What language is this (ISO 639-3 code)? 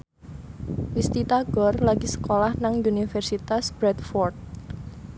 jav